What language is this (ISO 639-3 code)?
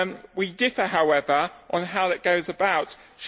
eng